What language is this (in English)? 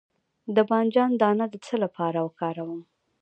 Pashto